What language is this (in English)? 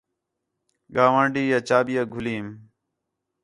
Khetrani